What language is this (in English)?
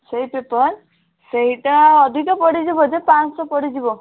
Odia